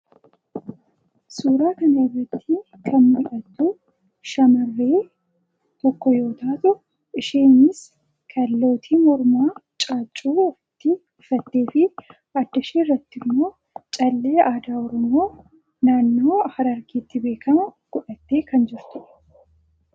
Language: Oromo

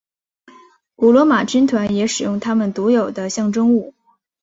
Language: Chinese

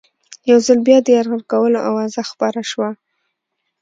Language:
Pashto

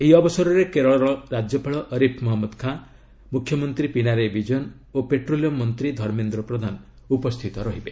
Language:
Odia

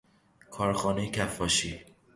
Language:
Persian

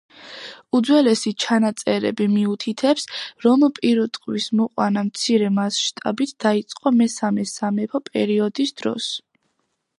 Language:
Georgian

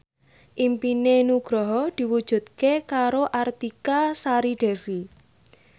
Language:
Javanese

